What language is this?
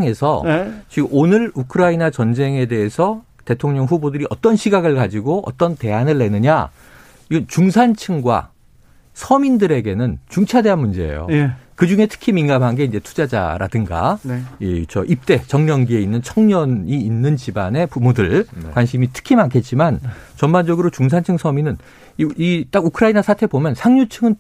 Korean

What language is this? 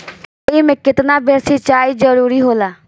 Bhojpuri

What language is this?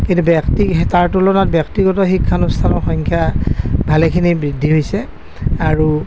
Assamese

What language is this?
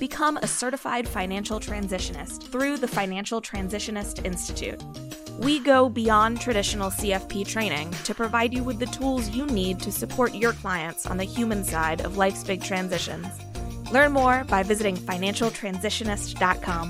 English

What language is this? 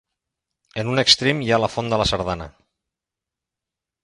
Catalan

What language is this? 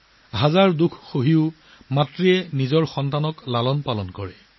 Assamese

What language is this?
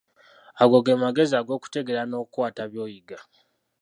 Ganda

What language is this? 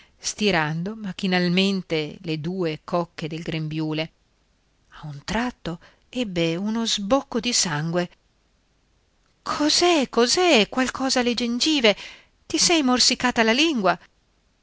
Italian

